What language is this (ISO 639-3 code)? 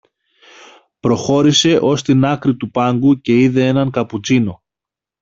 ell